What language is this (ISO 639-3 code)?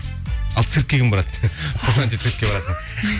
kaz